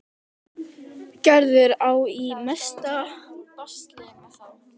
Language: Icelandic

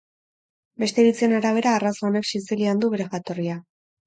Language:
Basque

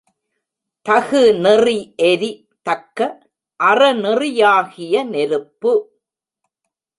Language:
Tamil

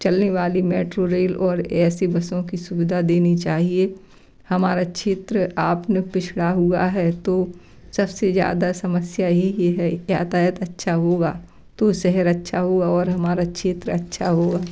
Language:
Hindi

